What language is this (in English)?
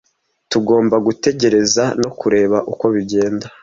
Kinyarwanda